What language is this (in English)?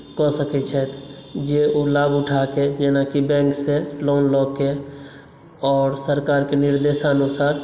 Maithili